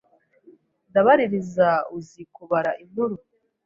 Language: Kinyarwanda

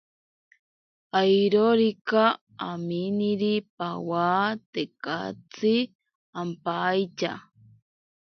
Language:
Ashéninka Perené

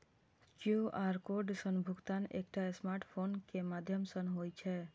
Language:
Maithili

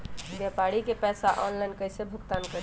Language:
Magahi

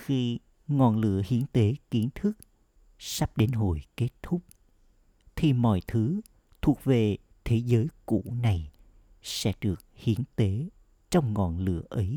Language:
Vietnamese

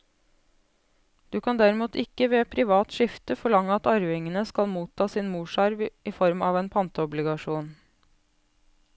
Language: Norwegian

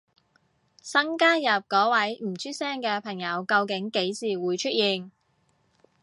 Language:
Cantonese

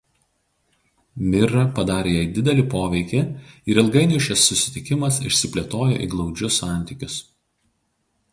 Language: Lithuanian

